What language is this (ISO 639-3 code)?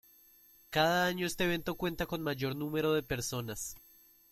spa